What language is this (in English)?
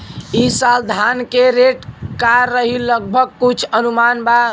Bhojpuri